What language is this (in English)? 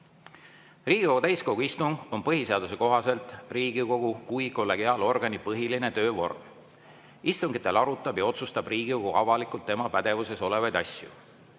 Estonian